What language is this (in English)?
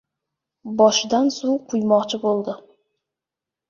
Uzbek